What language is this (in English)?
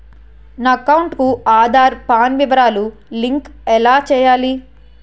Telugu